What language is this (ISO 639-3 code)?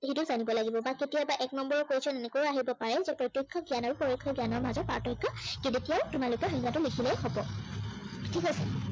asm